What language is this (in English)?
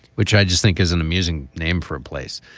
English